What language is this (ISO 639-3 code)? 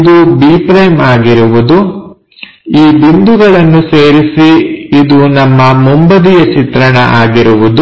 kan